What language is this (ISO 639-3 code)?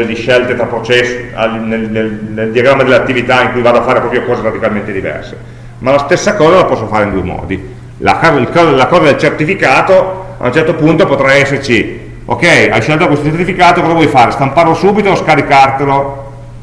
ita